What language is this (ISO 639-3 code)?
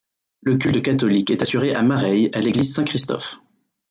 fra